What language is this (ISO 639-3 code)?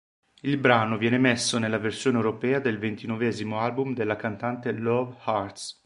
ita